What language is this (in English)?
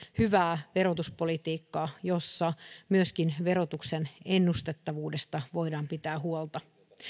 Finnish